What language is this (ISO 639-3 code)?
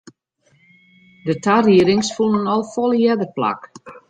fry